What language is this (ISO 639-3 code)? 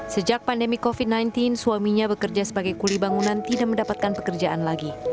ind